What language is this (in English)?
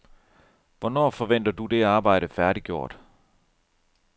Danish